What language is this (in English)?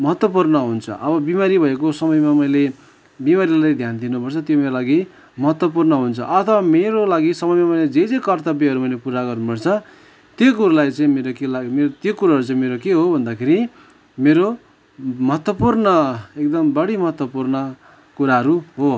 Nepali